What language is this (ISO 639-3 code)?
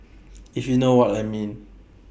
eng